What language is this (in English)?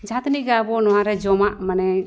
Santali